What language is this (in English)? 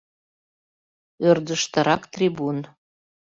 Mari